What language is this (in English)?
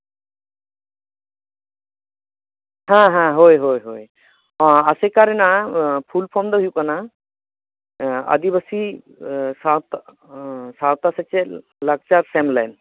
Santali